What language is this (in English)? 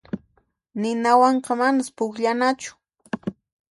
Puno Quechua